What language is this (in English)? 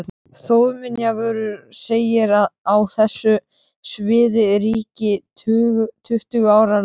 Icelandic